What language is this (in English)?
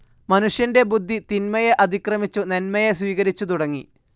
Malayalam